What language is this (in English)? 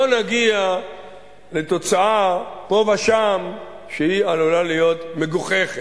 Hebrew